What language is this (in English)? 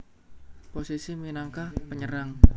Javanese